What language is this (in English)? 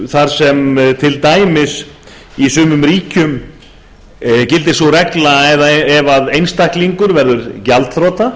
Icelandic